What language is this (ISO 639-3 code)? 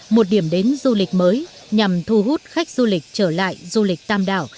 vie